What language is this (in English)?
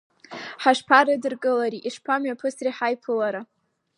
Abkhazian